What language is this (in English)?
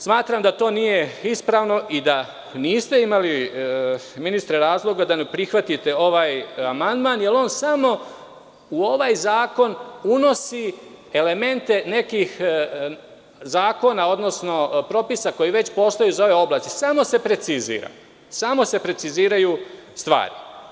Serbian